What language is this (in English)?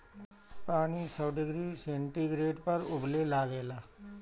Bhojpuri